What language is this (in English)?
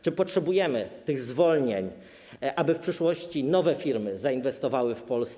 Polish